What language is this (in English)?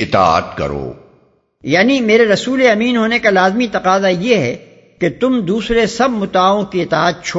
Urdu